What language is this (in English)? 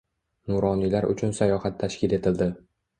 Uzbek